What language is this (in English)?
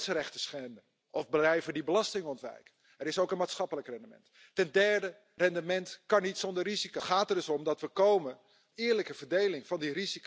Spanish